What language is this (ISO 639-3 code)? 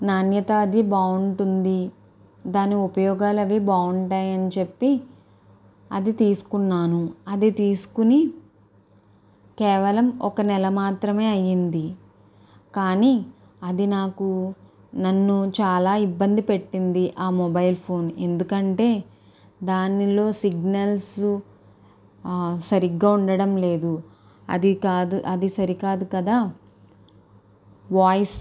tel